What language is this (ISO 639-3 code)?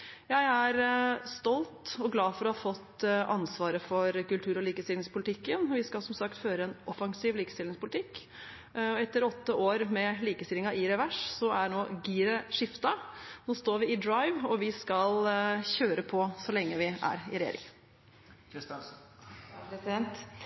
nob